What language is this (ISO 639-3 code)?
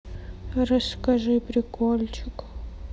rus